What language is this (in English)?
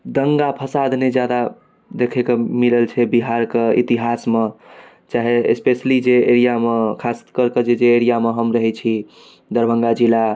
Maithili